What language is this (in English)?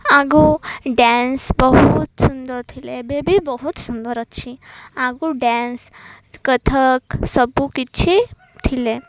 Odia